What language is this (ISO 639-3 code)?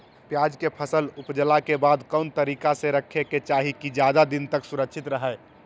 mag